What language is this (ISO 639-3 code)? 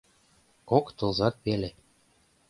chm